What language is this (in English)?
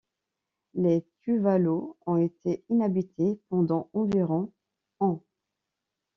French